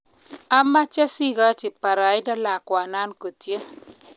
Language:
Kalenjin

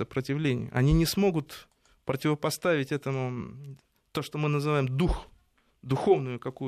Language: Russian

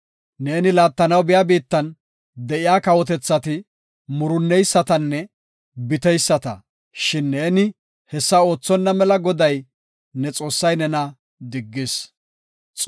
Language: Gofa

